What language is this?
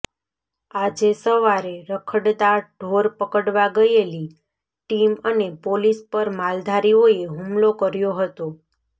Gujarati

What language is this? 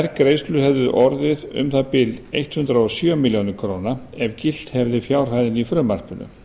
Icelandic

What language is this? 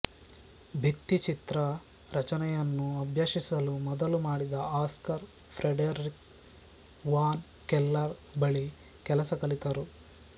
Kannada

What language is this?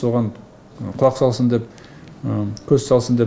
Kazakh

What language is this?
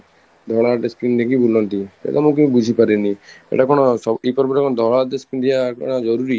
Odia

